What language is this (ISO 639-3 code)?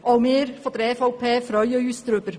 gsw